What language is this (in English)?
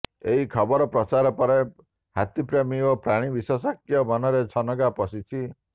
Odia